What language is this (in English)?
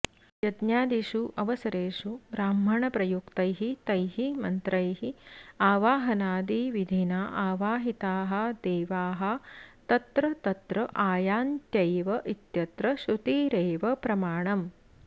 Sanskrit